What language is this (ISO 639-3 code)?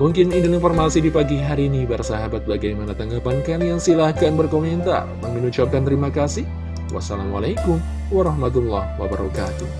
ind